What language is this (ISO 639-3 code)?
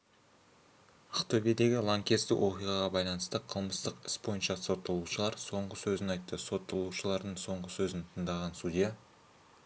kaz